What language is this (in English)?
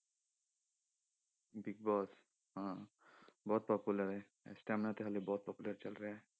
Punjabi